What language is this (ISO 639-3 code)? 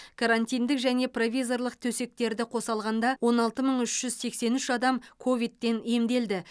kaz